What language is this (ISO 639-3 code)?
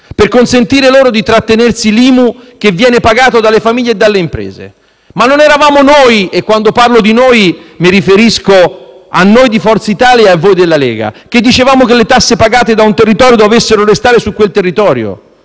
ita